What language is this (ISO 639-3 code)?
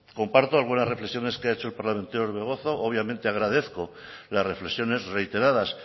spa